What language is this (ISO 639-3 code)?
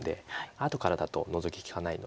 jpn